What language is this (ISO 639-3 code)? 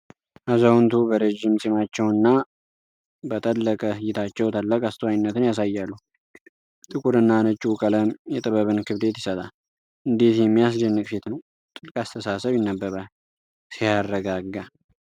amh